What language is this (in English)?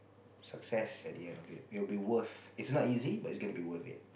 English